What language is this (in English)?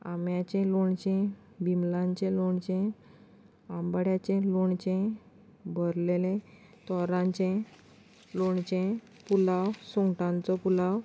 Konkani